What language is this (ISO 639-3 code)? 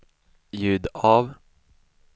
swe